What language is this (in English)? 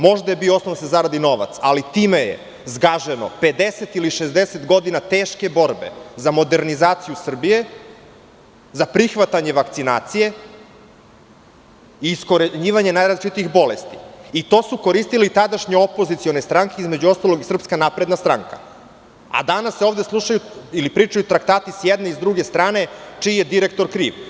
Serbian